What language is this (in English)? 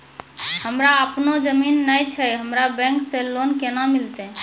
Maithili